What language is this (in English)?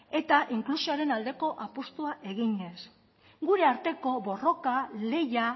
Basque